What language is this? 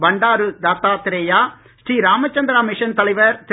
Tamil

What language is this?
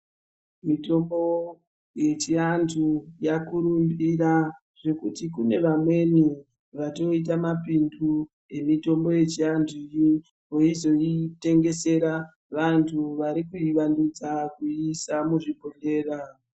Ndau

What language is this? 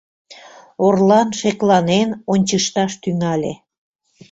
Mari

